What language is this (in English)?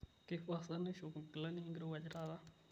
Masai